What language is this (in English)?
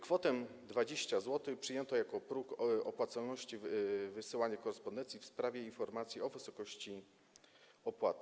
Polish